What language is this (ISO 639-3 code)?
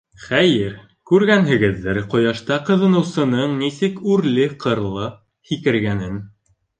bak